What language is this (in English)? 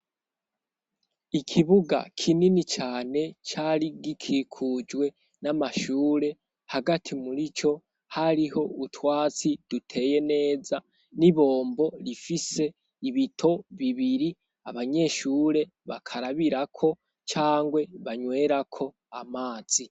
Rundi